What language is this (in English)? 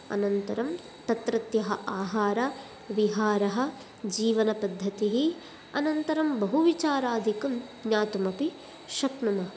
Sanskrit